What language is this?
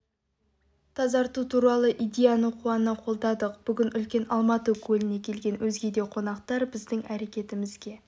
Kazakh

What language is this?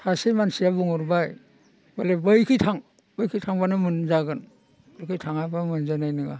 Bodo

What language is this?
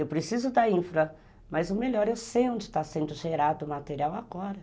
Portuguese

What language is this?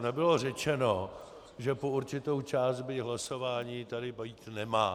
Czech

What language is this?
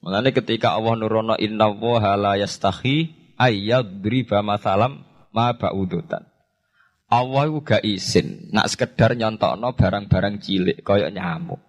Indonesian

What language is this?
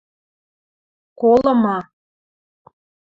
Western Mari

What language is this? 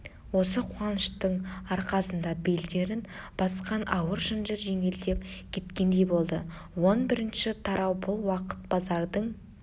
Kazakh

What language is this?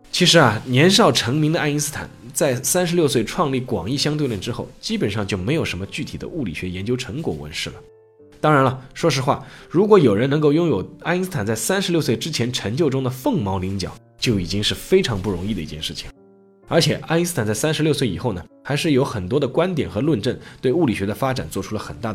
Chinese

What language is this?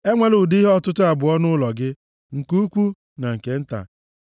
Igbo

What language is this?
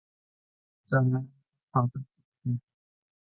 Thai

